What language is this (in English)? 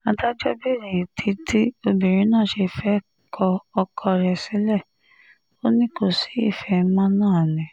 Yoruba